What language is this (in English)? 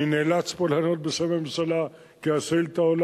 Hebrew